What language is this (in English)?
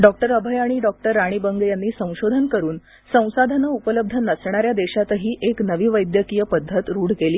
Marathi